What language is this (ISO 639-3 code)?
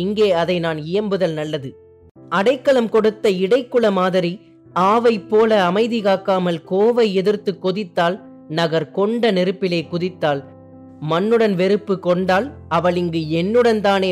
tam